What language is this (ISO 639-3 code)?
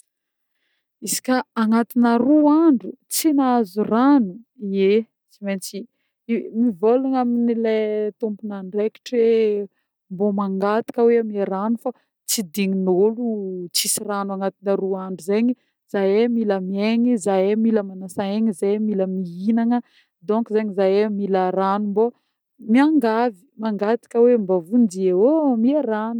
bmm